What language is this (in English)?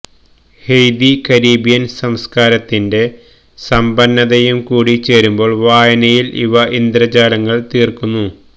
Malayalam